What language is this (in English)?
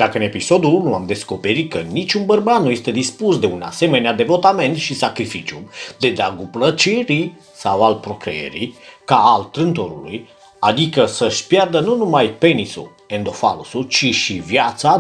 Romanian